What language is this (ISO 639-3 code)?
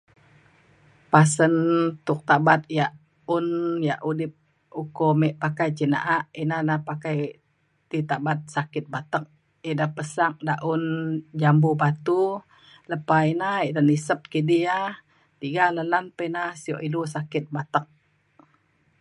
xkl